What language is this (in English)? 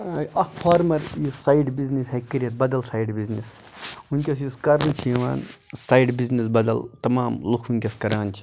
Kashmiri